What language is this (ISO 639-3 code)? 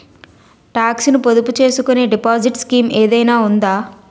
tel